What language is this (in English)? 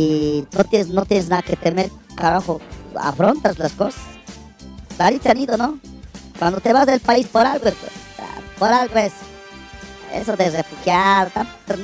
Spanish